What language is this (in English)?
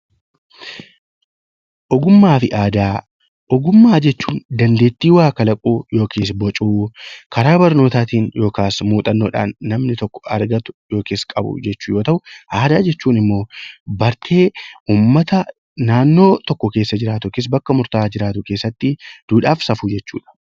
Oromo